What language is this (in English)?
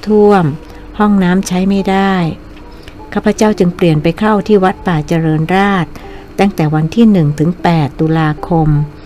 Thai